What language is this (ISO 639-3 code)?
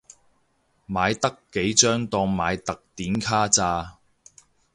yue